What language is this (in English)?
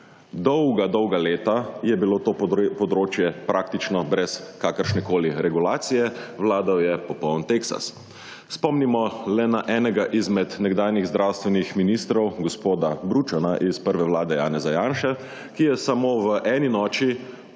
Slovenian